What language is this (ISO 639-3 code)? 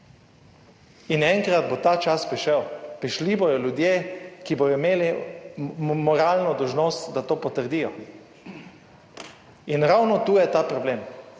slv